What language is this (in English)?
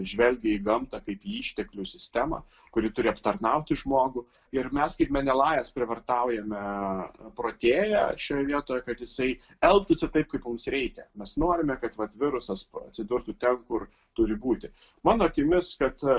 Lithuanian